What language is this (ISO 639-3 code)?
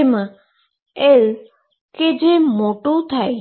guj